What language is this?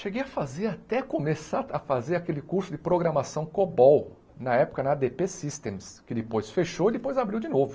Portuguese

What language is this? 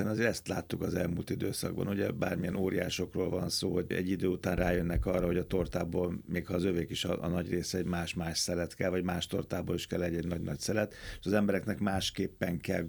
Hungarian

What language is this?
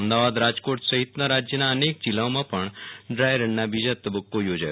Gujarati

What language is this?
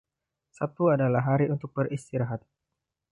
Indonesian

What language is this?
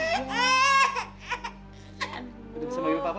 Indonesian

